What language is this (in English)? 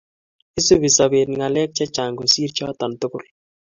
Kalenjin